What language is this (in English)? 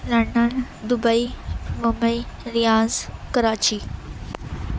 Urdu